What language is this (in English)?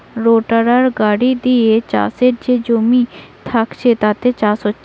Bangla